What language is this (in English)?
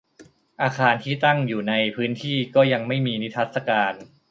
Thai